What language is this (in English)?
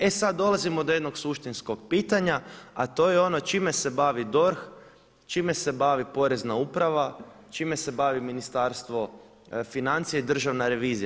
Croatian